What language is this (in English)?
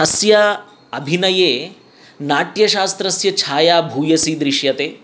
Sanskrit